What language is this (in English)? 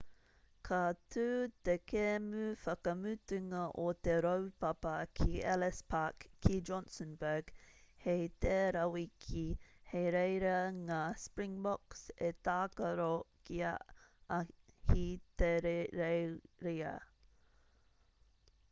Māori